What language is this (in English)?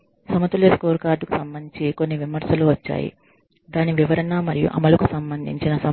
Telugu